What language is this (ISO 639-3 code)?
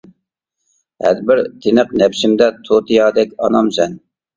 uig